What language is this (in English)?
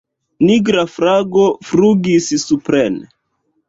Esperanto